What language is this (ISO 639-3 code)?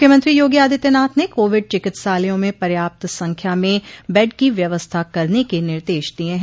hin